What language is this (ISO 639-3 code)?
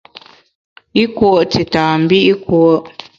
bax